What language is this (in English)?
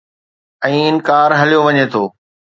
Sindhi